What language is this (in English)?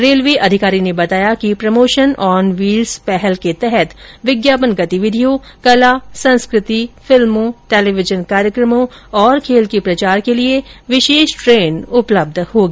Hindi